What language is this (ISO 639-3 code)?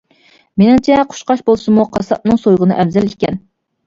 uig